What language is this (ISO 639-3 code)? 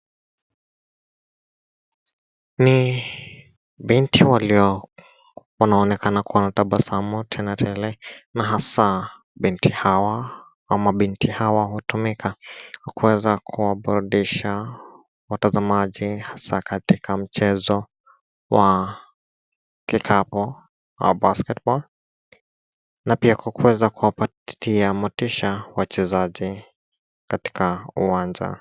swa